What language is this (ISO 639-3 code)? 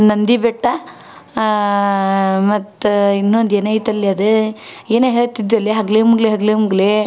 kan